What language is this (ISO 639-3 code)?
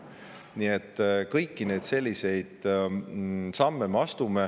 est